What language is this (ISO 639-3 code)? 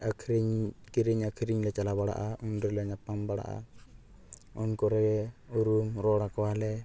sat